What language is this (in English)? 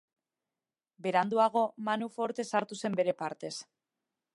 Basque